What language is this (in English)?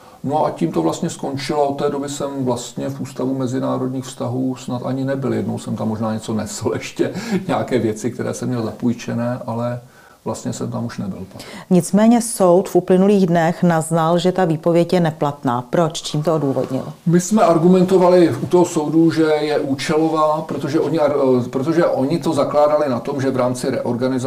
Czech